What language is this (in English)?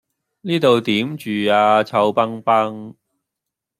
Cantonese